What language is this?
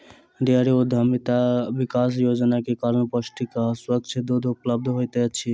Maithili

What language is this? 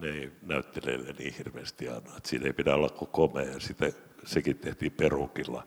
Finnish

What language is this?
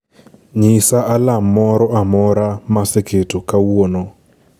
Luo (Kenya and Tanzania)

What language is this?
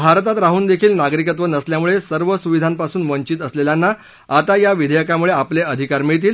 Marathi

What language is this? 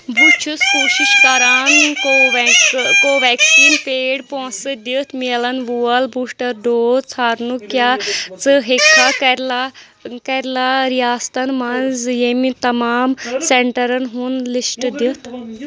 Kashmiri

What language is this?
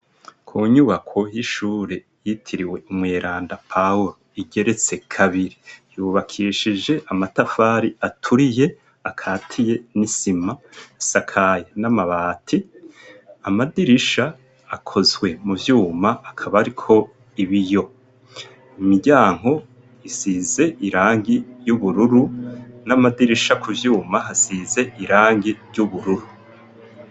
Rundi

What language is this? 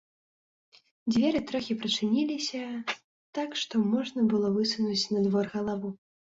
Belarusian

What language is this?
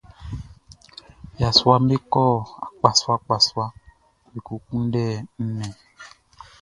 Baoulé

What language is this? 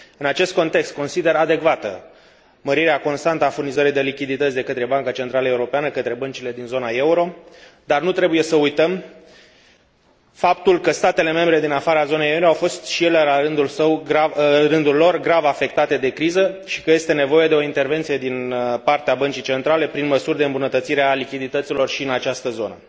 Romanian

